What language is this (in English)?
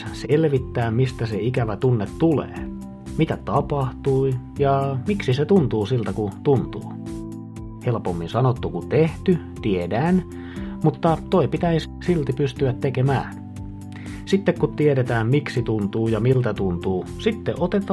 Finnish